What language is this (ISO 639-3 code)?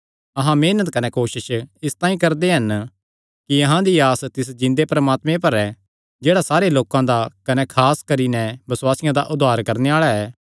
xnr